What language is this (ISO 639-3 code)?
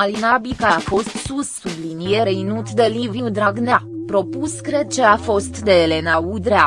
ron